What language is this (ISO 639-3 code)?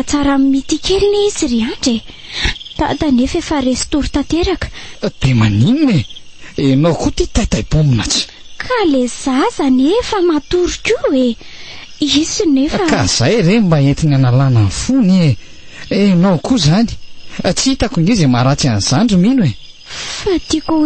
ron